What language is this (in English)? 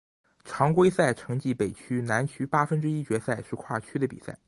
Chinese